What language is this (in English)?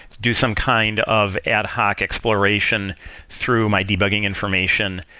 English